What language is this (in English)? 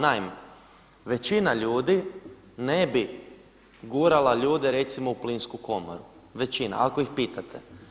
Croatian